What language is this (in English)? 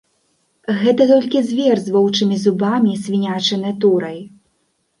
Belarusian